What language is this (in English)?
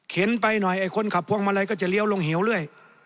Thai